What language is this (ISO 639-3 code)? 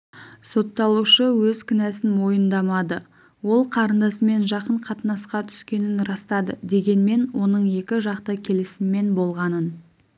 kaz